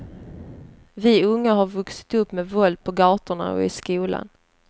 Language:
Swedish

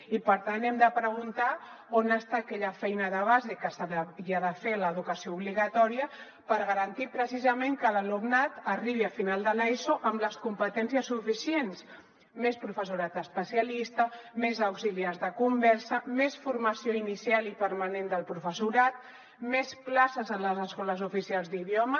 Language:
Catalan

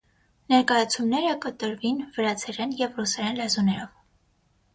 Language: Armenian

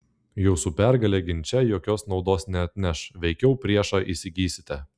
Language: Lithuanian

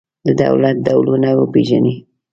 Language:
Pashto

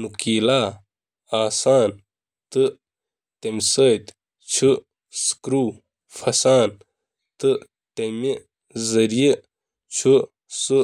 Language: Kashmiri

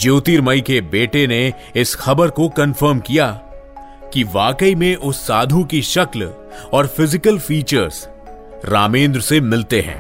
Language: Hindi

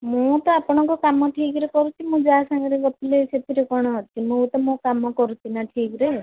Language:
Odia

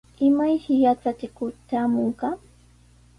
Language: Sihuas Ancash Quechua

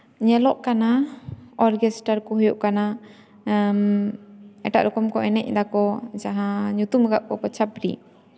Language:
Santali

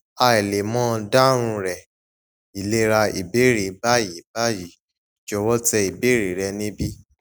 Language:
Yoruba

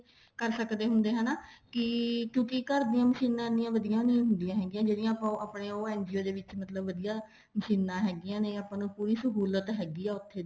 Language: Punjabi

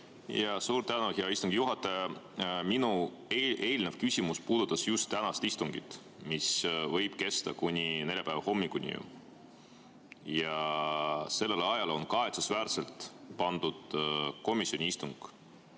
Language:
Estonian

